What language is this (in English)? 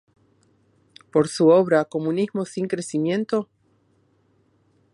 Spanish